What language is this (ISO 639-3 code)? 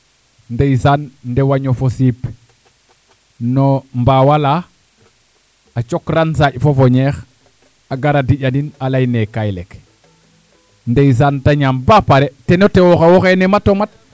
srr